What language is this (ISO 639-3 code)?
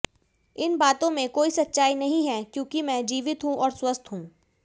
hin